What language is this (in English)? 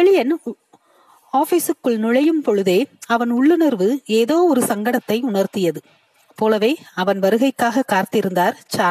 Tamil